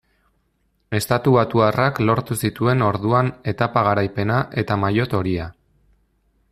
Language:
Basque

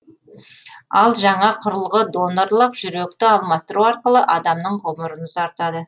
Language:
Kazakh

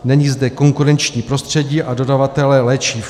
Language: Czech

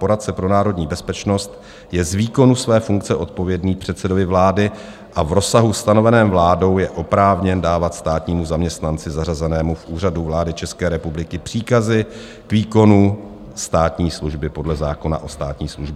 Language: Czech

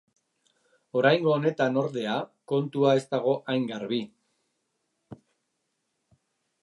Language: Basque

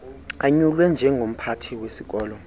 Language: Xhosa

